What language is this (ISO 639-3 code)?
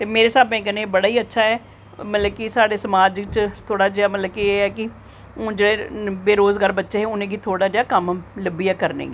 doi